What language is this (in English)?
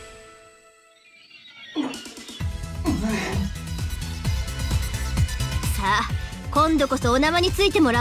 Japanese